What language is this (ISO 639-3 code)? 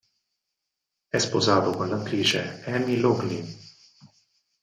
ita